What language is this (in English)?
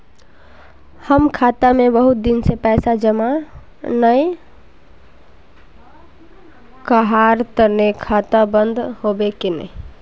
Magahi